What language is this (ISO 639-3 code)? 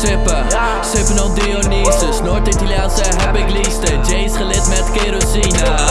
nld